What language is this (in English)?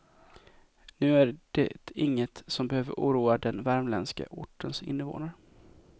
Swedish